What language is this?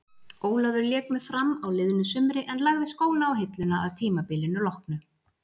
Icelandic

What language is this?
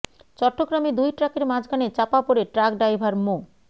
Bangla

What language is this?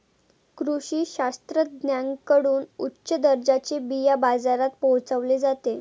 Marathi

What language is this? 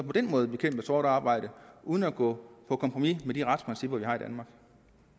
Danish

